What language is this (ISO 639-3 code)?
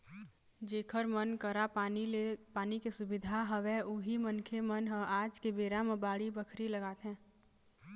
hne